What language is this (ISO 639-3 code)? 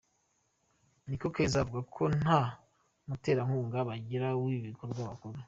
kin